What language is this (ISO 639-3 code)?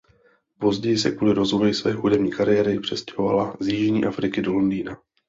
ces